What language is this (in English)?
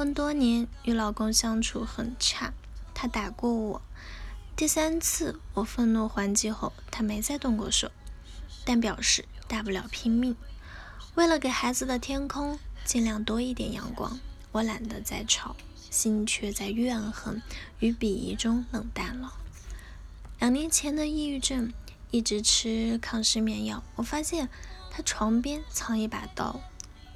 Chinese